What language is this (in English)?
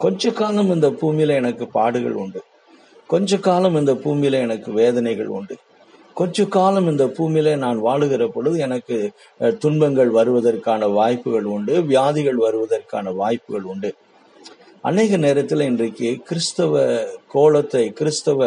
Tamil